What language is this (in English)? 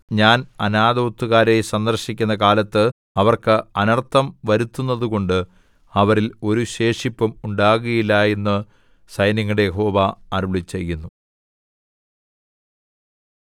Malayalam